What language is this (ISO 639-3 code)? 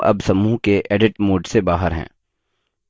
hin